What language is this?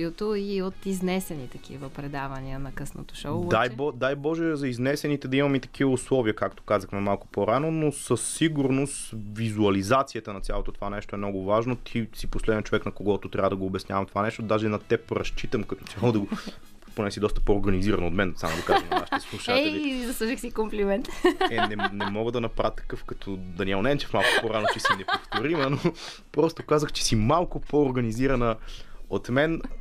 Bulgarian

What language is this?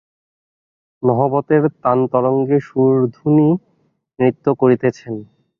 Bangla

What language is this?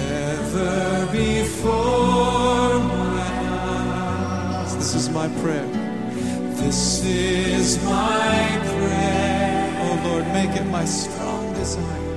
Korean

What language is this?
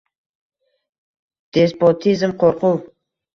Uzbek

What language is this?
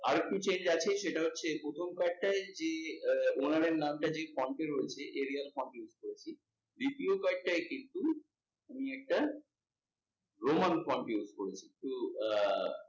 Bangla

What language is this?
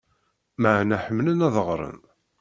Kabyle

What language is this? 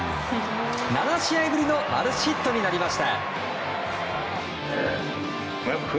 Japanese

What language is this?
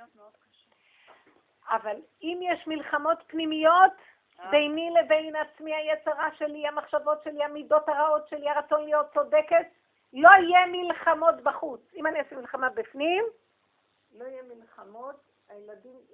Hebrew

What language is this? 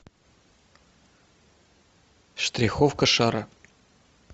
Russian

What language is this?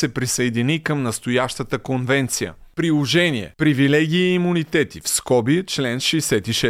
Bulgarian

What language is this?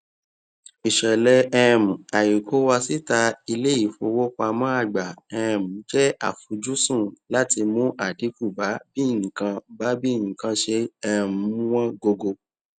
Yoruba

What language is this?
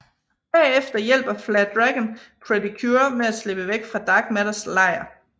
Danish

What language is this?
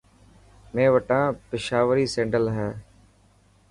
Dhatki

